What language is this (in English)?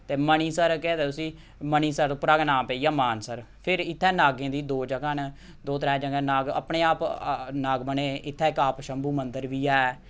Dogri